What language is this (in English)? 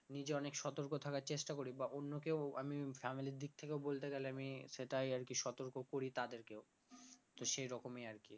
Bangla